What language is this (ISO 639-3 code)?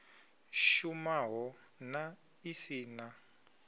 ven